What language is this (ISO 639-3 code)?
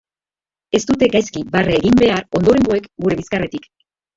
eus